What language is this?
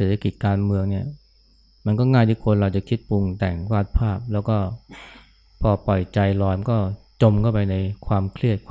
Thai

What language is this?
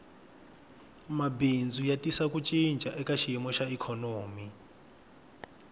Tsonga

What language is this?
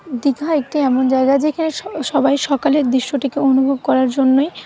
Bangla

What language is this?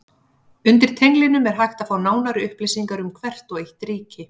Icelandic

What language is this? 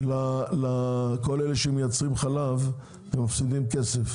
Hebrew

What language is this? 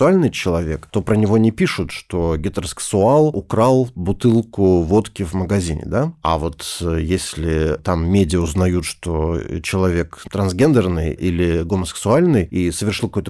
Russian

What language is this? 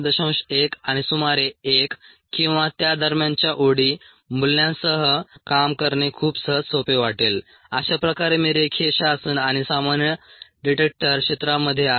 Marathi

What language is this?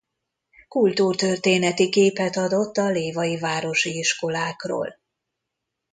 Hungarian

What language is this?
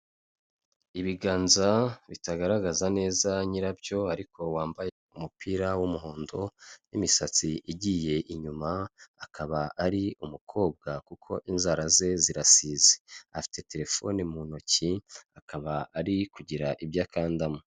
Kinyarwanda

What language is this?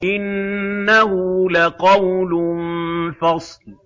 Arabic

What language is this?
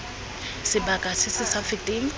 Tswana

